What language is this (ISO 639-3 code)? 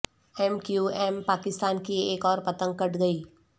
urd